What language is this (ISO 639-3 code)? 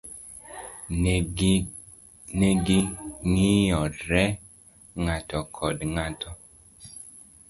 luo